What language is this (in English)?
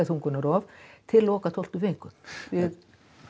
Icelandic